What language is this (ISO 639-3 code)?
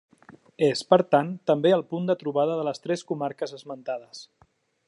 cat